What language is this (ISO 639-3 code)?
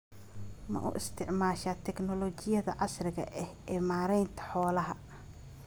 som